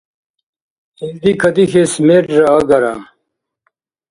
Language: Dargwa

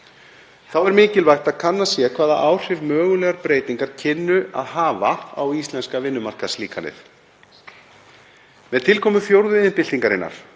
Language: Icelandic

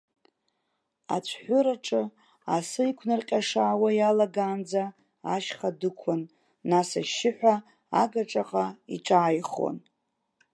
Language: Abkhazian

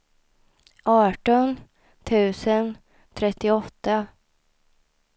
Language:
Swedish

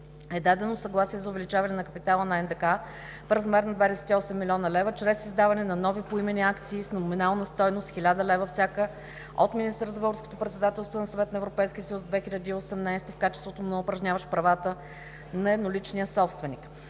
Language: Bulgarian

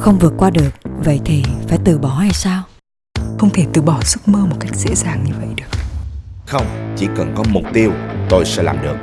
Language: Vietnamese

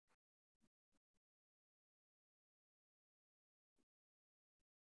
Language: Somali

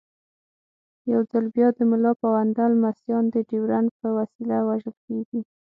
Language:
Pashto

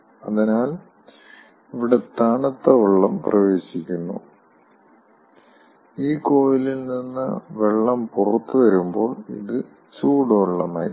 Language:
Malayalam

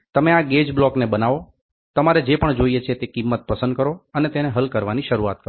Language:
Gujarati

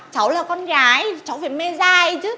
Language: Vietnamese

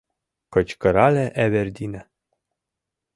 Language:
Mari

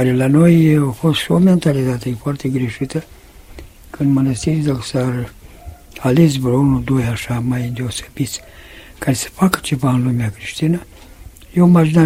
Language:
Romanian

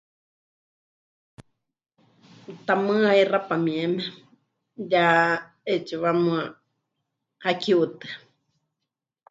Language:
Huichol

